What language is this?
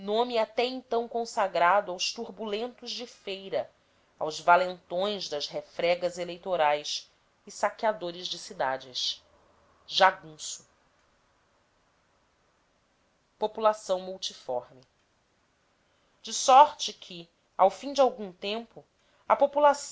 Portuguese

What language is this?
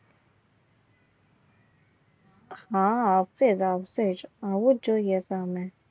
Gujarati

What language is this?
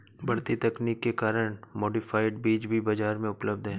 Hindi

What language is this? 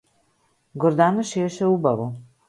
Macedonian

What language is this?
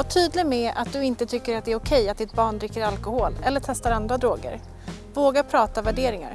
Swedish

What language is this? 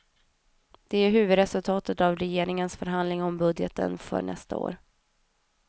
Swedish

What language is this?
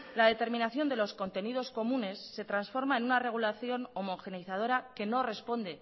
Spanish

